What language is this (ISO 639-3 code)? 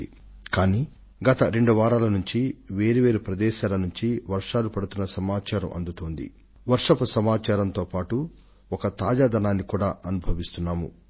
tel